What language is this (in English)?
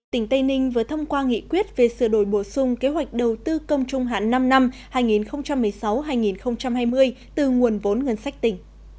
Vietnamese